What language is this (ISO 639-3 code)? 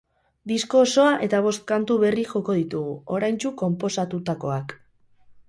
eus